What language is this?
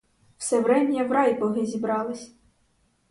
Ukrainian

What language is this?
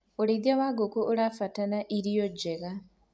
Kikuyu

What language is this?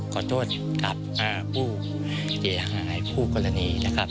Thai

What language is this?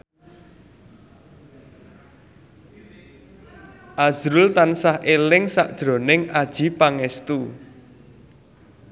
Javanese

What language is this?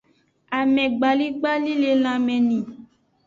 Aja (Benin)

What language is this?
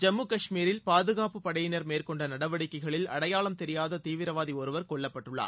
Tamil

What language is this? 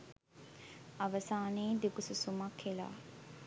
Sinhala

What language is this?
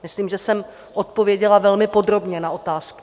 Czech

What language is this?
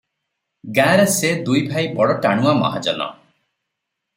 Odia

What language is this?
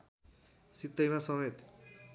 Nepali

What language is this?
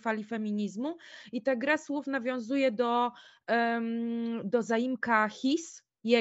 Polish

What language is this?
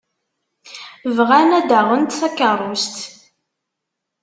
Kabyle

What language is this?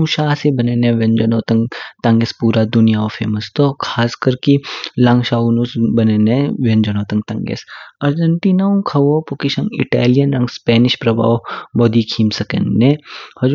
Kinnauri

